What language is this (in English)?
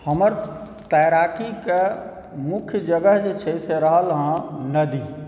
Maithili